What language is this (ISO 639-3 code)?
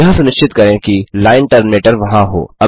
hin